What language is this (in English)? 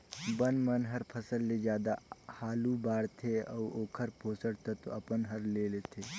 Chhattisgarhi